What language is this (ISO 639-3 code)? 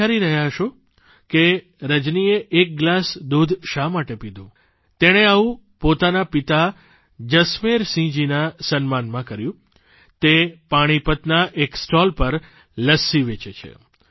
guj